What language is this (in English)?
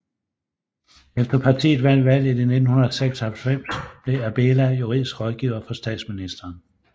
Danish